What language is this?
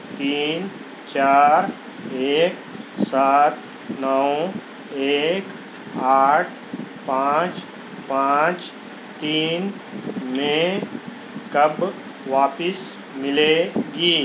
Urdu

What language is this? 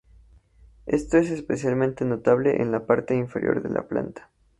Spanish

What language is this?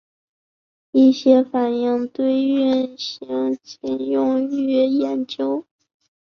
Chinese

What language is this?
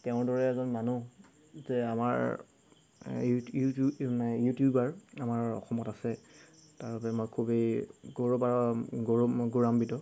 Assamese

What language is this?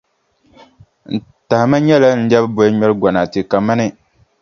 Dagbani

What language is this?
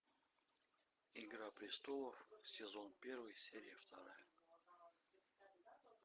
Russian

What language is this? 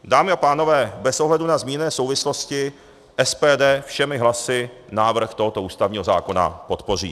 Czech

